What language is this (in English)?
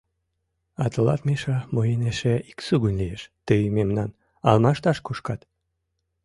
Mari